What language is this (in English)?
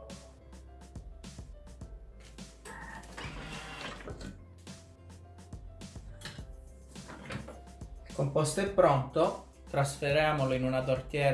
Italian